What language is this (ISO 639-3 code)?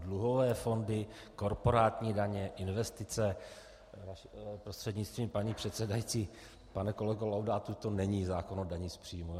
ces